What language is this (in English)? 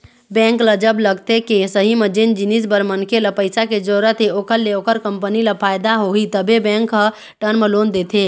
Chhattisgarhi